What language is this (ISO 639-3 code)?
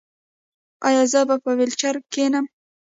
pus